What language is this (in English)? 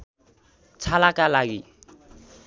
Nepali